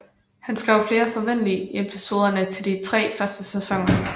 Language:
Danish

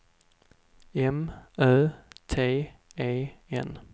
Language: Swedish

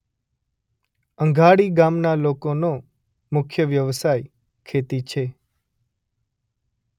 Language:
Gujarati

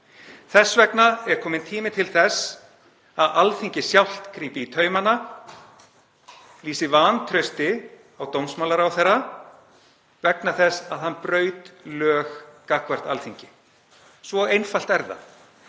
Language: Icelandic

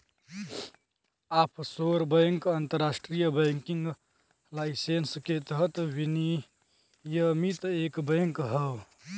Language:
Bhojpuri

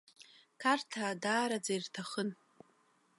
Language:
Abkhazian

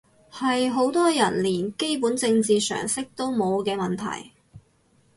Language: Cantonese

